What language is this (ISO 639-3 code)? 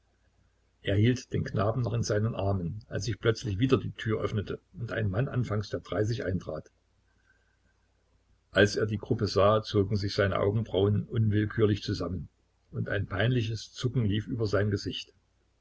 deu